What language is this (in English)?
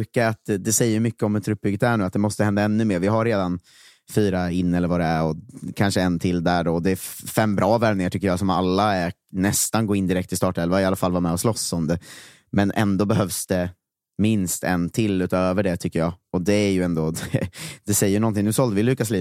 Swedish